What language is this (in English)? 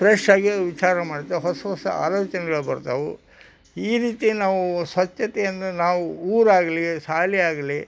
Kannada